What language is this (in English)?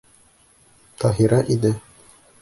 Bashkir